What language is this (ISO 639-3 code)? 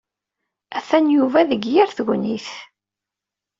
kab